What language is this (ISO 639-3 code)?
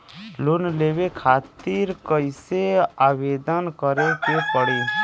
bho